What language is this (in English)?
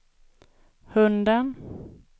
Swedish